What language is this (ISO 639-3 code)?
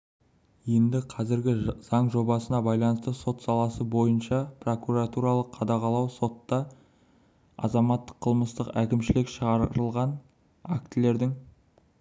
kaz